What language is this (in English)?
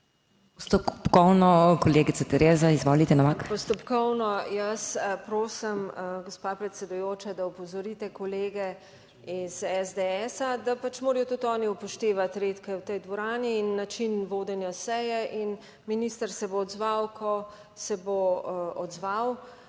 Slovenian